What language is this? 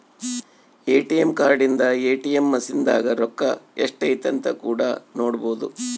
Kannada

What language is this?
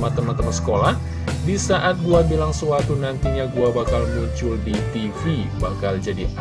Indonesian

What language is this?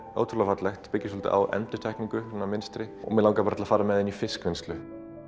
Icelandic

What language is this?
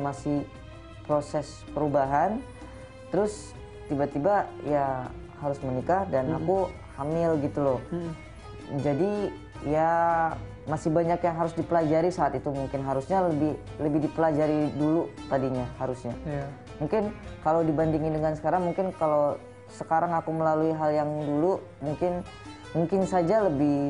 Indonesian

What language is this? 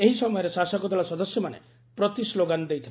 Odia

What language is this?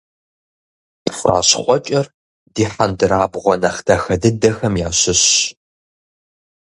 Kabardian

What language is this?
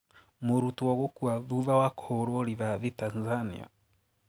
Kikuyu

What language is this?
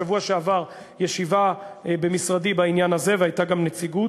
Hebrew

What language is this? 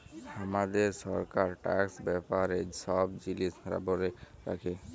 Bangla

